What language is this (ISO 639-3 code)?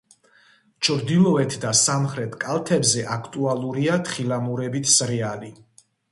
kat